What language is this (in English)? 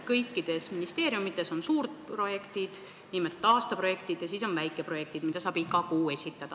Estonian